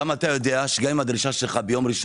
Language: Hebrew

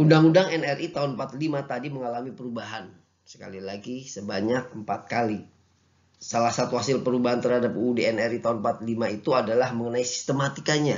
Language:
Indonesian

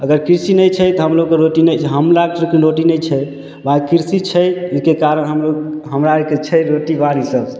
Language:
Maithili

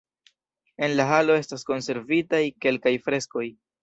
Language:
Esperanto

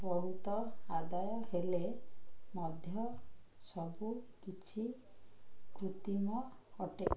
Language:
Odia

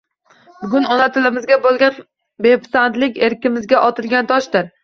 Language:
Uzbek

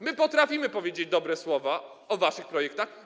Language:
Polish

